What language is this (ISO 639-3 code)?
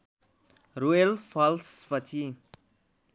nep